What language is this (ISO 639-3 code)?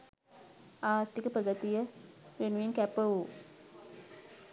sin